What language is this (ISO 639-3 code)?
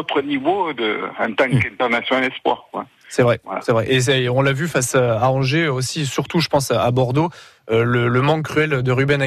fra